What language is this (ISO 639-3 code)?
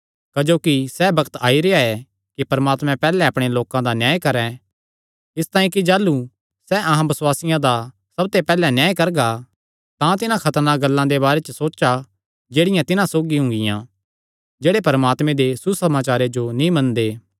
xnr